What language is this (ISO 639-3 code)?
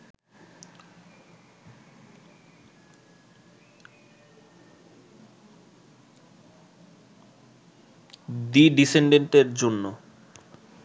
ben